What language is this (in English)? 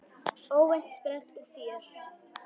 Icelandic